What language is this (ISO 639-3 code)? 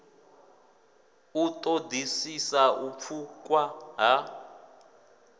ven